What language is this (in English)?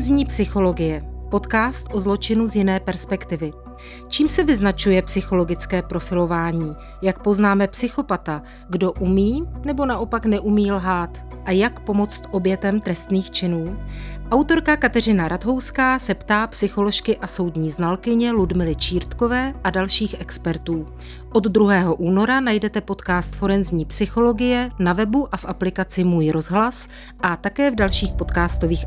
Czech